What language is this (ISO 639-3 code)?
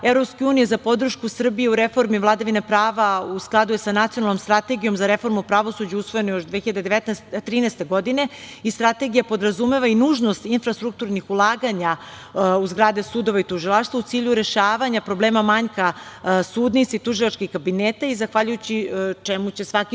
srp